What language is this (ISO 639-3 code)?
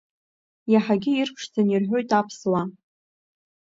abk